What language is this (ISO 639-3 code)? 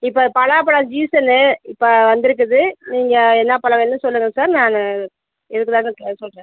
tam